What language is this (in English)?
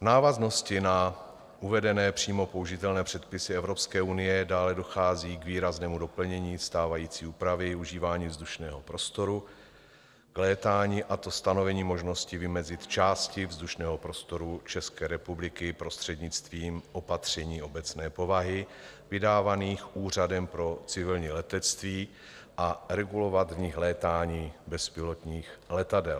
Czech